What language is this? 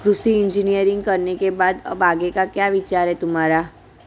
Hindi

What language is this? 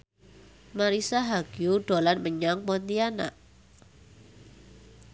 Javanese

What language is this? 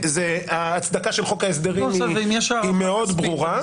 Hebrew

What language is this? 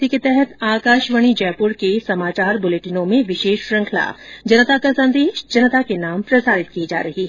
Hindi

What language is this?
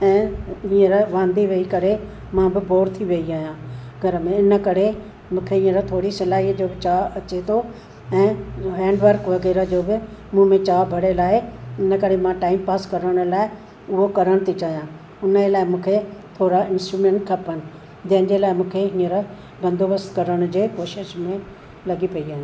Sindhi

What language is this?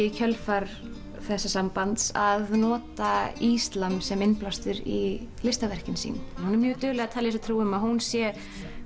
Icelandic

